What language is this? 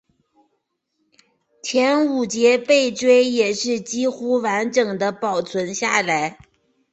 Chinese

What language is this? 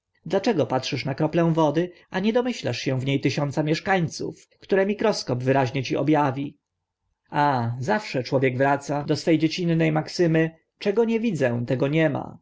Polish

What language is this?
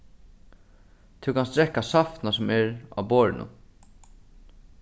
Faroese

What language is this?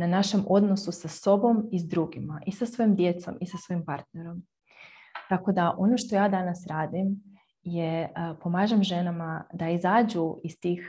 Croatian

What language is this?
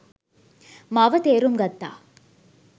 Sinhala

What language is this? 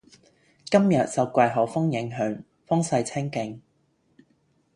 Cantonese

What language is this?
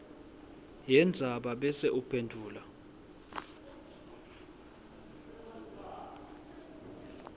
Swati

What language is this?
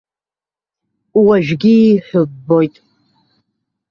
Abkhazian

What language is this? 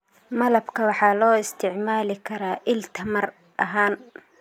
Somali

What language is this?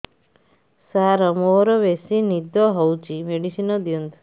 Odia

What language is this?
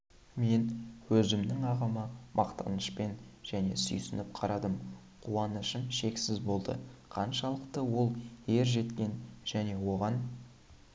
Kazakh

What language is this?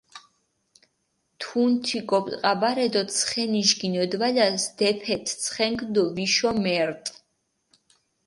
Mingrelian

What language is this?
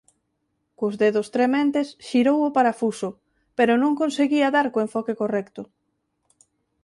Galician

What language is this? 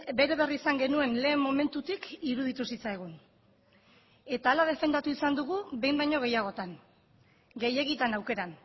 Basque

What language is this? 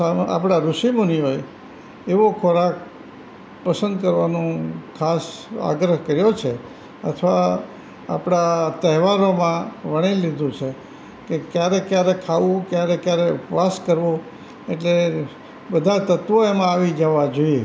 Gujarati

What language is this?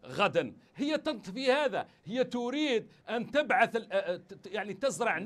Arabic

